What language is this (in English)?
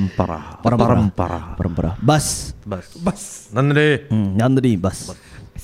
Malay